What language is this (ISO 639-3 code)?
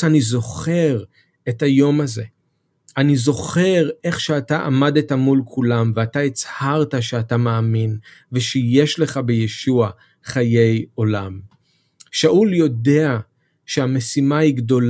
heb